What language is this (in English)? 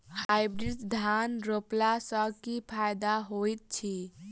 Maithili